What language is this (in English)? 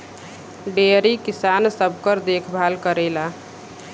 Bhojpuri